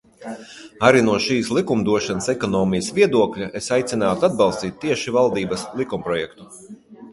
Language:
Latvian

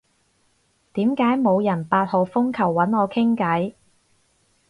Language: Cantonese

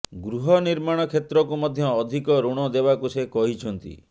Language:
Odia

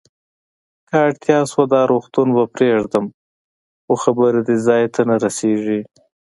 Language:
Pashto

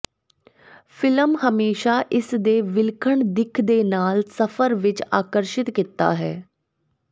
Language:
Punjabi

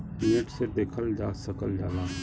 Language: Bhojpuri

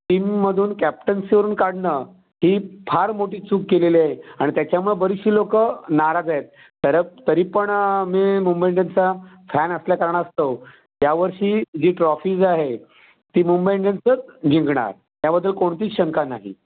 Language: Marathi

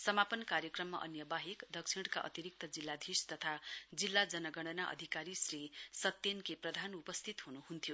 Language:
Nepali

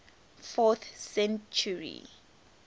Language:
English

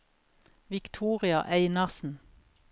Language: Norwegian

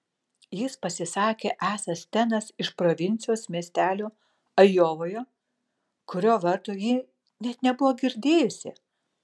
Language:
Lithuanian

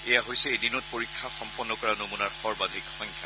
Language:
Assamese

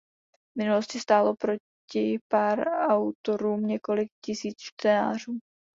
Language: Czech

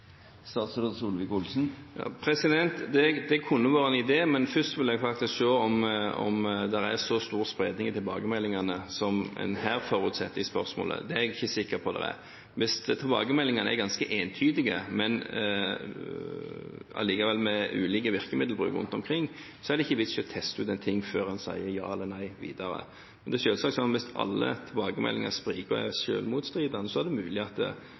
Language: Norwegian Bokmål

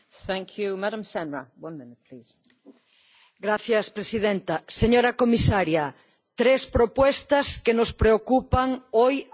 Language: Spanish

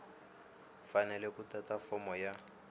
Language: Tsonga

